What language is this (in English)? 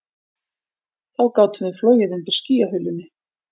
Icelandic